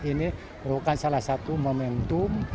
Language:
Indonesian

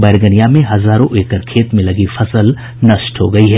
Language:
Hindi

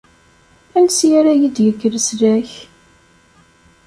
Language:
Kabyle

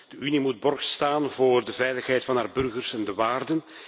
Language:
Dutch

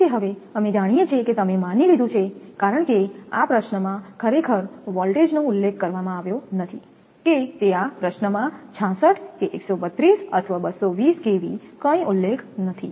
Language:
Gujarati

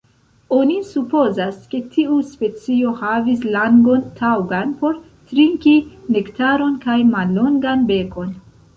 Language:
Esperanto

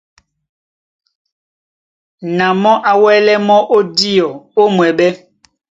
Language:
Duala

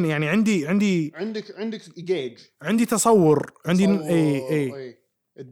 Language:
Arabic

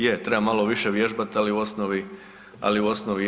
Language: Croatian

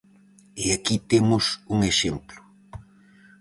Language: Galician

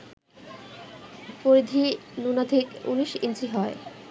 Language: Bangla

